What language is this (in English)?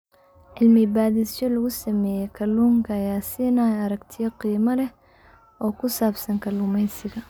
Somali